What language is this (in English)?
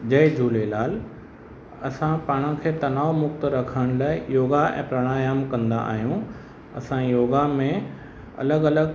Sindhi